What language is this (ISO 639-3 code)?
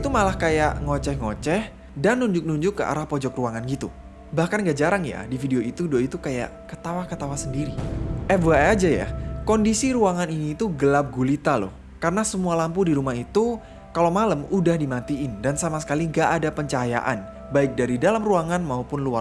ind